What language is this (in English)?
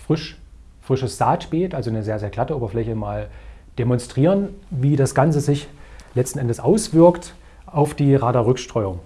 German